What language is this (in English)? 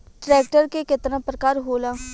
Bhojpuri